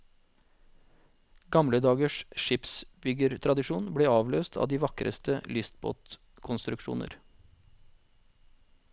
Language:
Norwegian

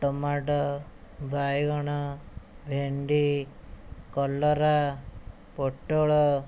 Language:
Odia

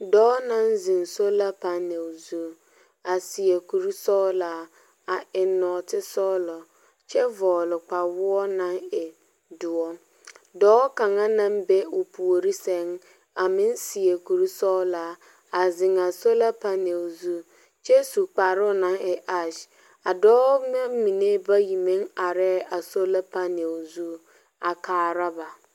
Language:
Southern Dagaare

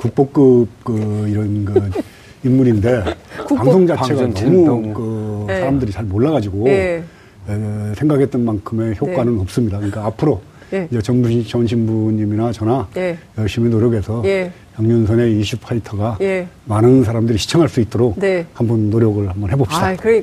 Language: Korean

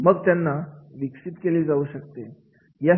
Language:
Marathi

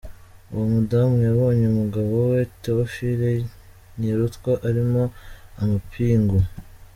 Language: Kinyarwanda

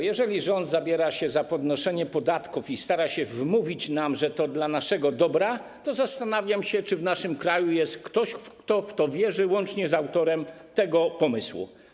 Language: Polish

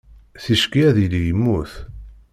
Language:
Kabyle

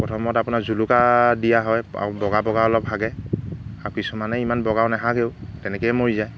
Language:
Assamese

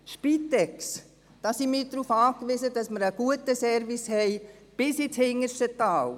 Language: Swiss German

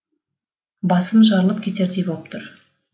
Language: Kazakh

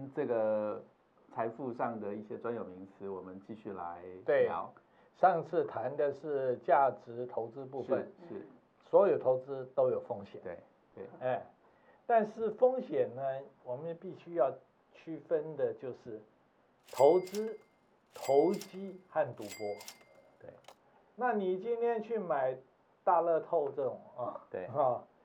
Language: Chinese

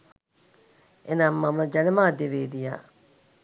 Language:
Sinhala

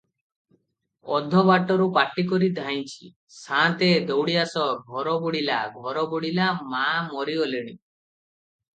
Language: Odia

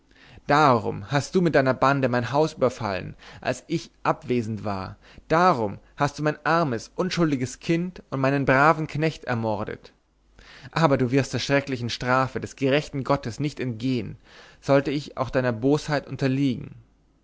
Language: German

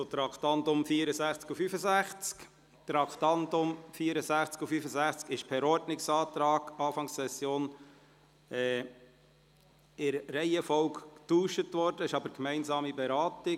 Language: Swiss German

